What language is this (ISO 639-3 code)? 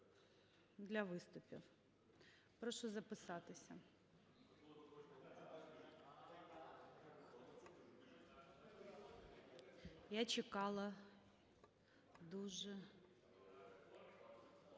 ukr